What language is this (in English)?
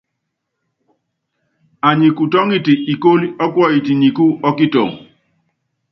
Yangben